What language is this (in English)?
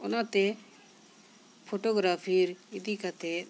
Santali